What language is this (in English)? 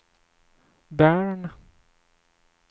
Swedish